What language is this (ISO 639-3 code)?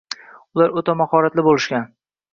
uzb